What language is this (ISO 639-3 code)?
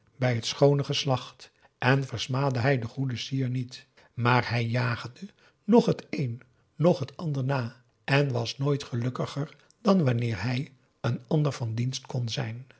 nld